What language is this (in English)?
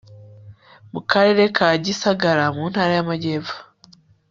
Kinyarwanda